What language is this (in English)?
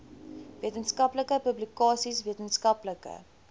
Afrikaans